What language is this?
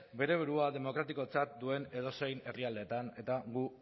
Basque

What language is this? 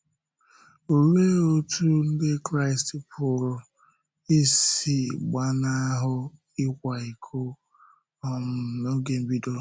Igbo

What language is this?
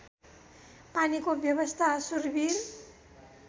Nepali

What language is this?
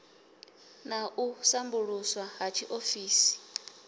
Venda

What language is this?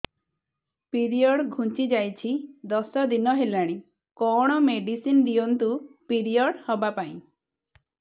Odia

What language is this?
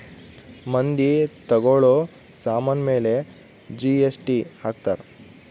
Kannada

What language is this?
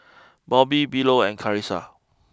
English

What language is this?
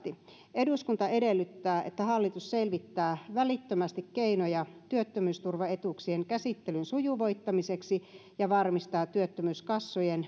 Finnish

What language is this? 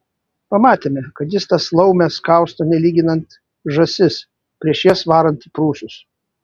Lithuanian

